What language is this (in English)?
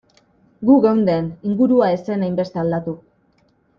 Basque